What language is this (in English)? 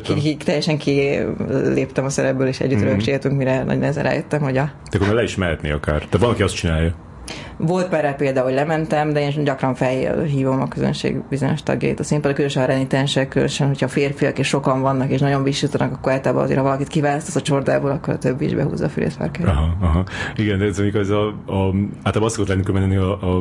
Hungarian